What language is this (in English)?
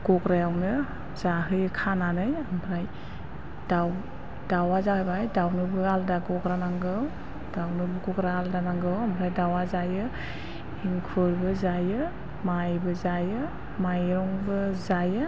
Bodo